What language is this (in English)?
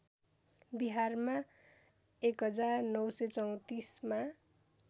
Nepali